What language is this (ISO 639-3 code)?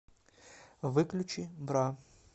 rus